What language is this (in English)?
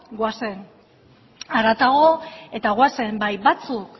Basque